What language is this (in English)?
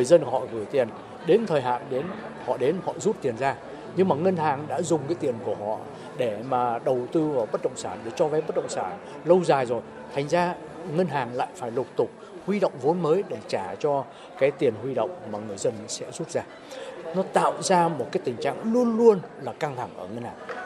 Vietnamese